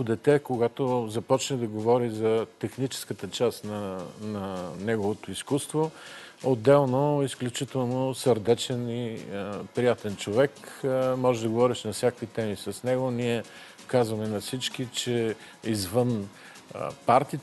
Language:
Bulgarian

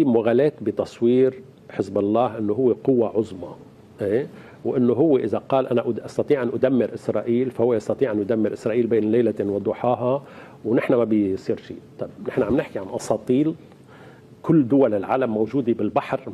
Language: Arabic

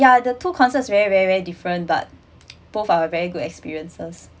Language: English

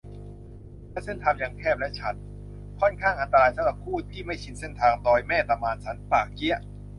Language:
Thai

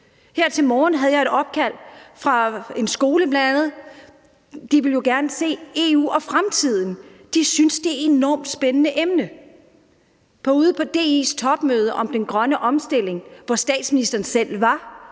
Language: Danish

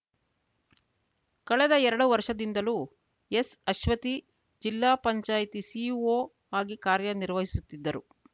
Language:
Kannada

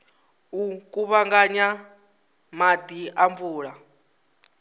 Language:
Venda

